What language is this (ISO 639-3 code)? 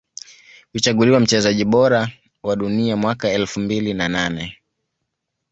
swa